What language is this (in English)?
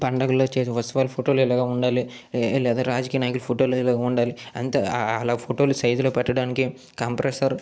Telugu